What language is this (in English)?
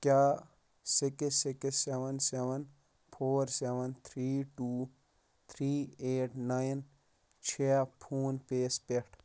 Kashmiri